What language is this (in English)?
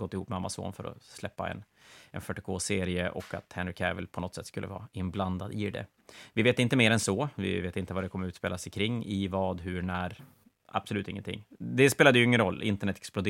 Swedish